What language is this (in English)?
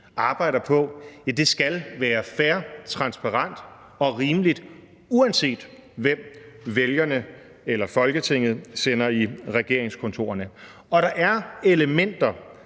Danish